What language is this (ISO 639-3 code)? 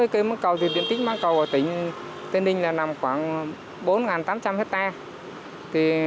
vie